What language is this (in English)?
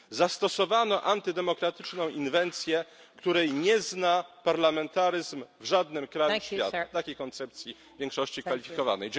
Polish